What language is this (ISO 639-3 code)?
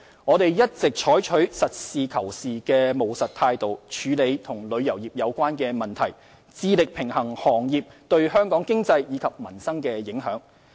yue